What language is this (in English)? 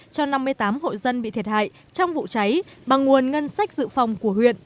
Vietnamese